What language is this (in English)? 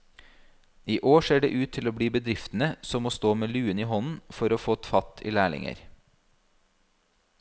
Norwegian